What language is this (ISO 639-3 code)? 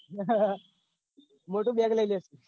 guj